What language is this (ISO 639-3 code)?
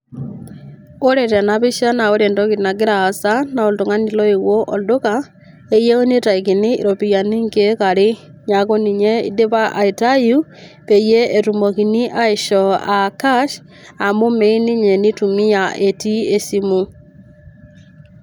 mas